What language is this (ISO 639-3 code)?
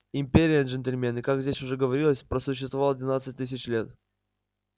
rus